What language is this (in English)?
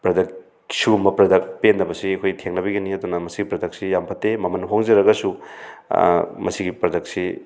Manipuri